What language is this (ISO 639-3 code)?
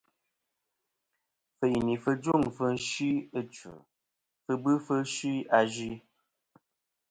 bkm